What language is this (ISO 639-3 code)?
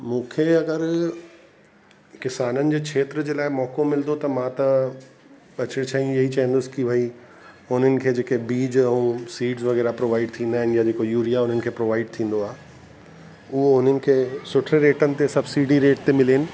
snd